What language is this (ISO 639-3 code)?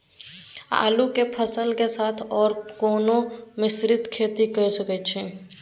mai